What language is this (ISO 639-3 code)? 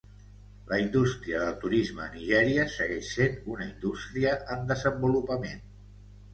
cat